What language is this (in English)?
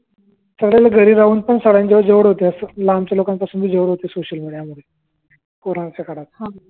Marathi